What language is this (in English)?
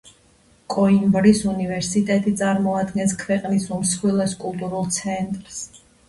Georgian